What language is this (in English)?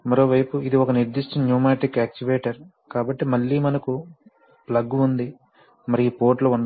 Telugu